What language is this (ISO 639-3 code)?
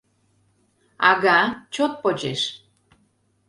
chm